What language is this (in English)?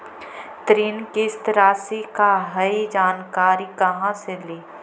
Magahi